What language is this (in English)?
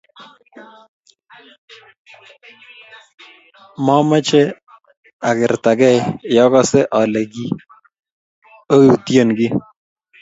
Kalenjin